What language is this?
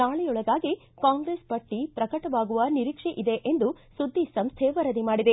Kannada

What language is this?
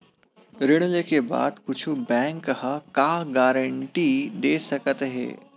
Chhattisgarhi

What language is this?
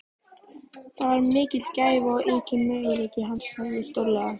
Icelandic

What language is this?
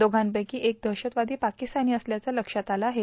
Marathi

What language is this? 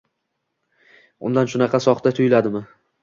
Uzbek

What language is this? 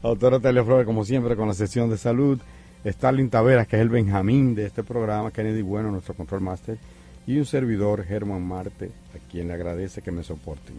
Spanish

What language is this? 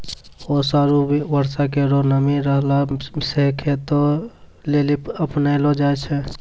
Maithili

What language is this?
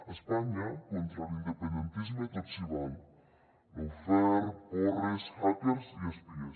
Catalan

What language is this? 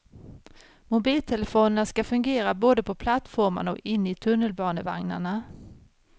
Swedish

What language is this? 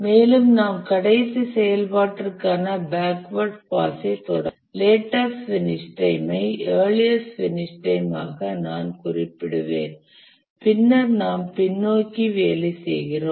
Tamil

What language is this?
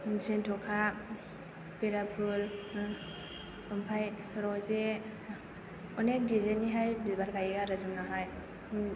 Bodo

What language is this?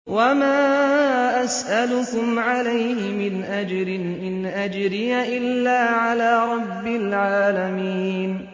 Arabic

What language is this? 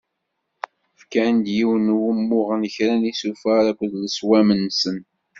Kabyle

